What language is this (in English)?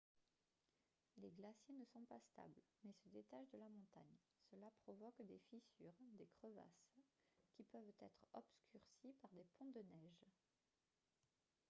French